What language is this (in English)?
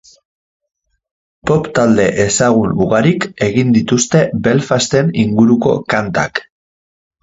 Basque